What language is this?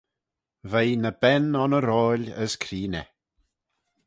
Manx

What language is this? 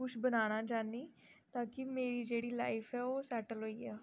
Dogri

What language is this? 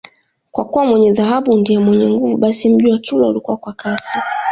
Swahili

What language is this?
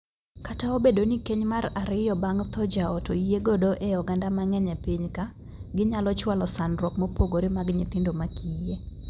Luo (Kenya and Tanzania)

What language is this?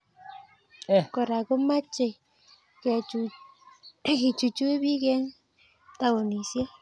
Kalenjin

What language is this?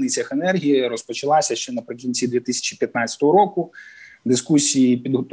Ukrainian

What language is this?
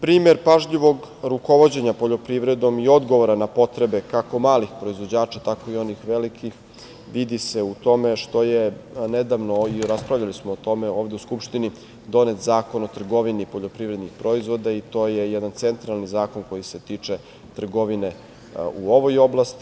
Serbian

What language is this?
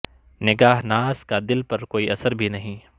Urdu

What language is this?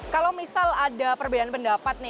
Indonesian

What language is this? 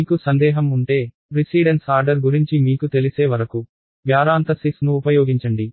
Telugu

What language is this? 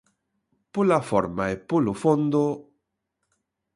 Galician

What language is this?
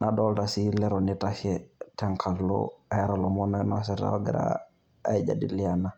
Masai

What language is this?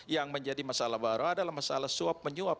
Indonesian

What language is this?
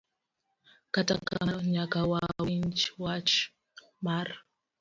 Luo (Kenya and Tanzania)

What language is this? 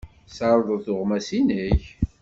Kabyle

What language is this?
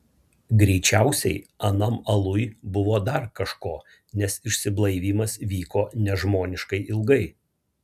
Lithuanian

